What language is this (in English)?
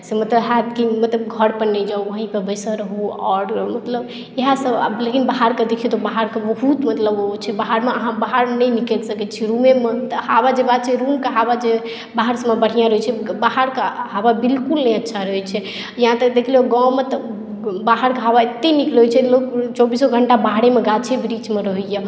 Maithili